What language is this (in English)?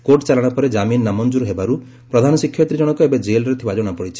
Odia